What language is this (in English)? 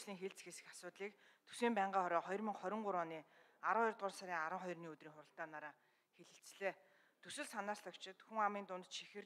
Arabic